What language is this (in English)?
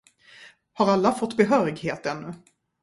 Swedish